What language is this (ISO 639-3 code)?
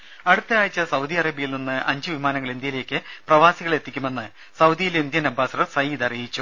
mal